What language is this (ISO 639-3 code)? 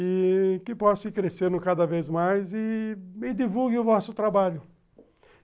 por